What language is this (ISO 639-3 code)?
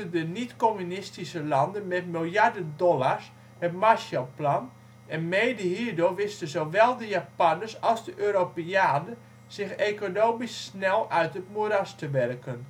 nld